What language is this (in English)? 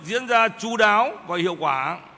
Vietnamese